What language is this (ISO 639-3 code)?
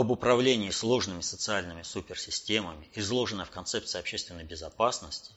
rus